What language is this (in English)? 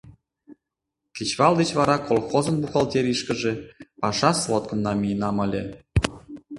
Mari